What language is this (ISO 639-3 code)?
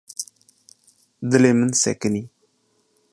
kur